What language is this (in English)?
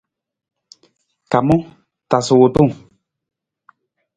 Nawdm